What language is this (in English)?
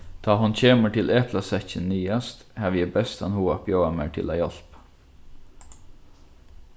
Faroese